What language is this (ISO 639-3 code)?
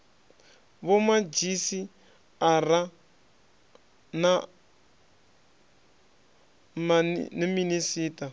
ven